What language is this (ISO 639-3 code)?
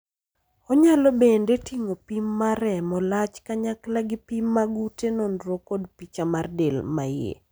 luo